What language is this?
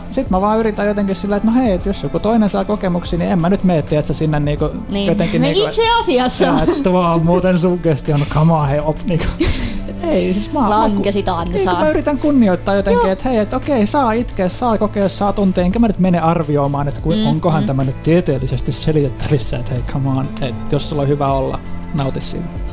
Finnish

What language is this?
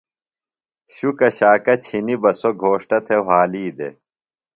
Phalura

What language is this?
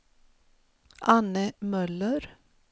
Swedish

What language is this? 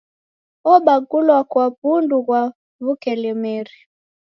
Taita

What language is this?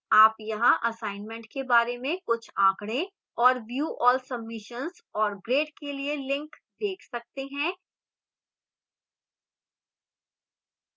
Hindi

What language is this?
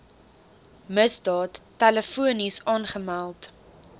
Afrikaans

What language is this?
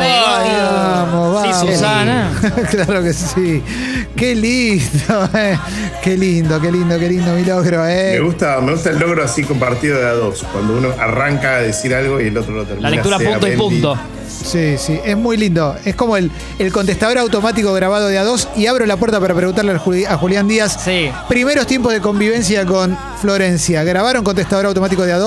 Spanish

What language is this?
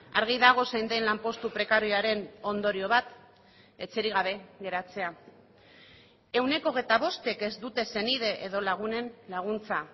Basque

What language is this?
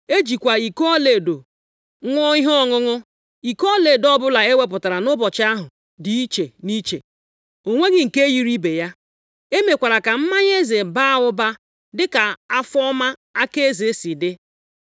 Igbo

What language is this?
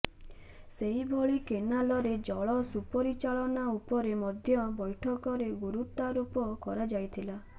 Odia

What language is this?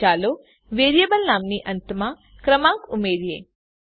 Gujarati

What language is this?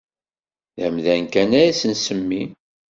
Kabyle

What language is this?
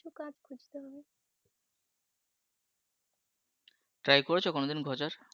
Bangla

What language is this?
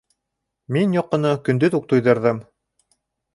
Bashkir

